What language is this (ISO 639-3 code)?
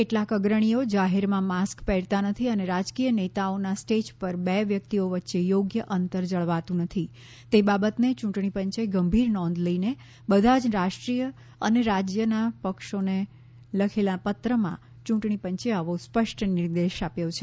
guj